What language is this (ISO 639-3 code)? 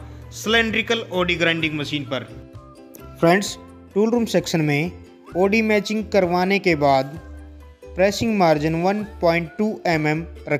hin